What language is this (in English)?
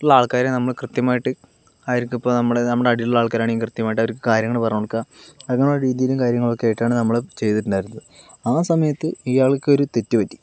Malayalam